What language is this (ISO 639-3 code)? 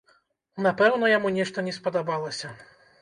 bel